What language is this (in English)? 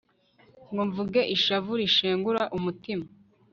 Kinyarwanda